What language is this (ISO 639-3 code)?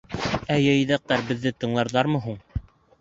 bak